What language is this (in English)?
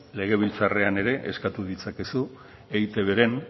Basque